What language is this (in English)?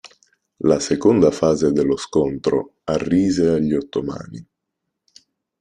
Italian